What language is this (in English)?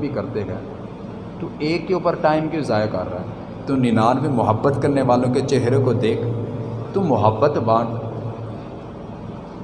Urdu